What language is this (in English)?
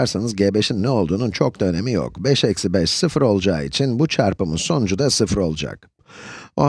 Turkish